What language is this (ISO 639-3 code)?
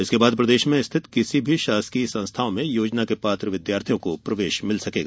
hin